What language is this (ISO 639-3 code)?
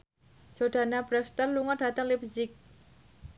jav